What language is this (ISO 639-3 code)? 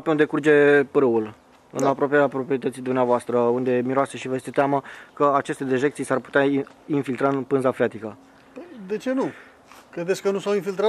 ron